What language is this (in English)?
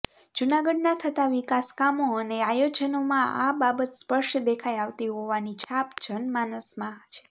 Gujarati